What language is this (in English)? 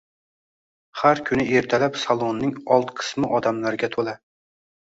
Uzbek